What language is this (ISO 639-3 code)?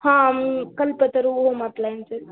mar